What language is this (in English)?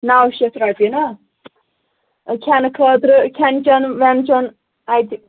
Kashmiri